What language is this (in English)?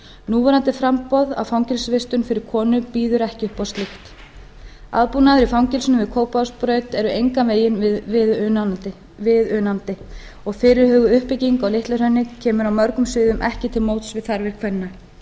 Icelandic